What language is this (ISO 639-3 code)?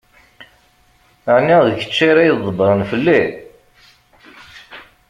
kab